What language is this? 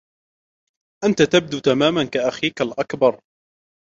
Arabic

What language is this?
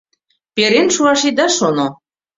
Mari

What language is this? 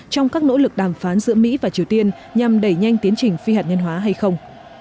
Vietnamese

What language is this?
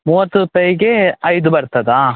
Kannada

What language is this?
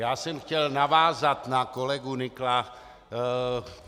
Czech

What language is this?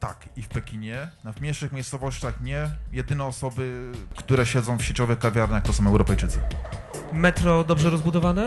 Polish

